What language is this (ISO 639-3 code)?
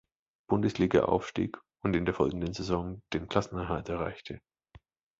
deu